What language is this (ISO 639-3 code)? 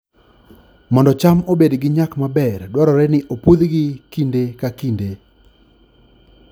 luo